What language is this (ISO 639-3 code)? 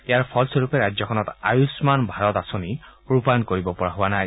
asm